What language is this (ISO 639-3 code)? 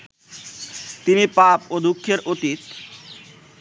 ben